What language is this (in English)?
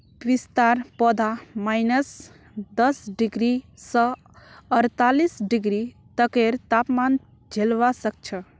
Magahi